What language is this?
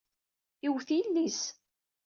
Kabyle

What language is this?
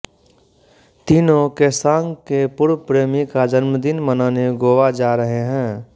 Hindi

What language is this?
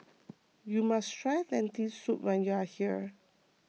English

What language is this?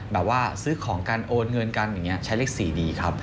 Thai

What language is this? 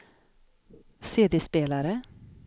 Swedish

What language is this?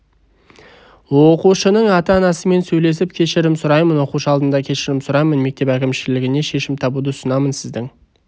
Kazakh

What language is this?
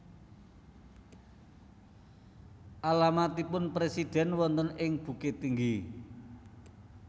Javanese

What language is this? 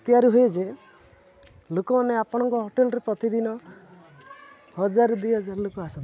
Odia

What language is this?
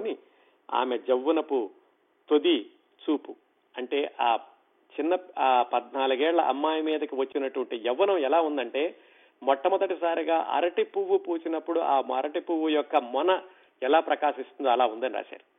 Telugu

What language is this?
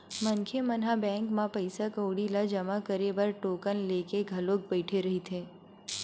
Chhattisgarhi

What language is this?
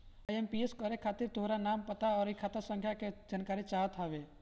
Bhojpuri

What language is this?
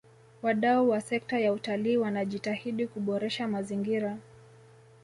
Swahili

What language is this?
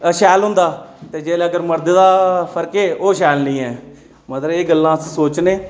Dogri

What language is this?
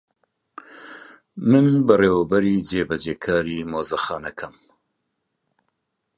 Central Kurdish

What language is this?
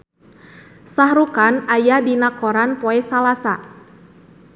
Sundanese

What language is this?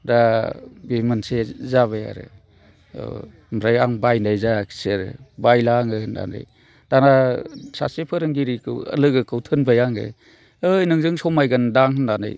Bodo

